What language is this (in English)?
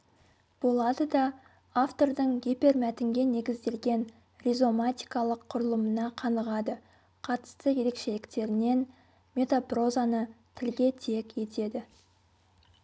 Kazakh